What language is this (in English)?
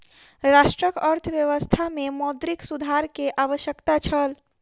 Maithili